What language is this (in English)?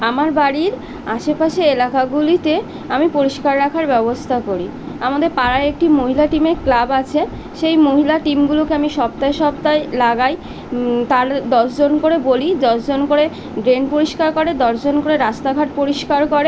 Bangla